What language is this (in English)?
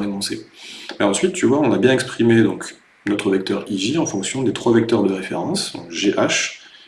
French